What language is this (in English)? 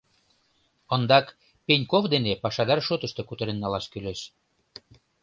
Mari